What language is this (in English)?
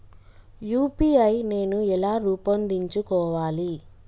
Telugu